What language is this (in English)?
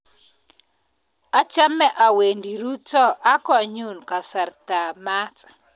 Kalenjin